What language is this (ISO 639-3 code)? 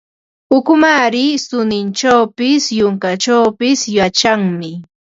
qva